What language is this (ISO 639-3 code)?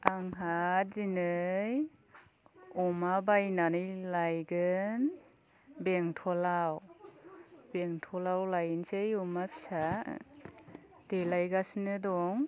brx